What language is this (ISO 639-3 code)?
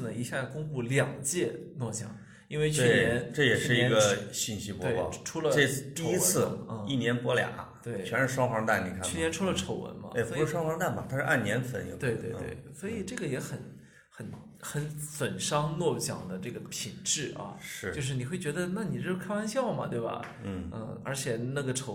zho